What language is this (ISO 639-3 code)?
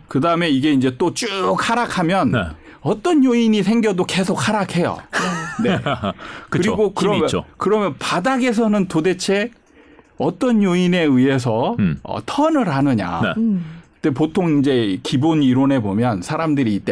kor